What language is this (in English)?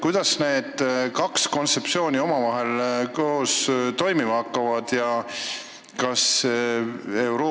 Estonian